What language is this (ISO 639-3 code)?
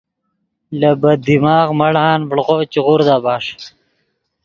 ydg